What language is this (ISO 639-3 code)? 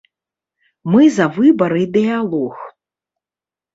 bel